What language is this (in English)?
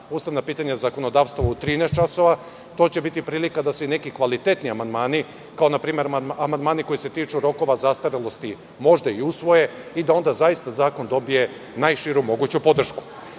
Serbian